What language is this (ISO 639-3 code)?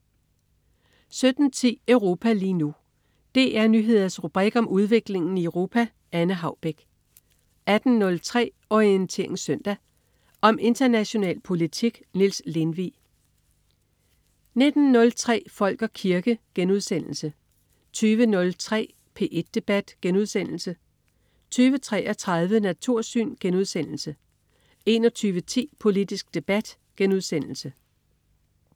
dan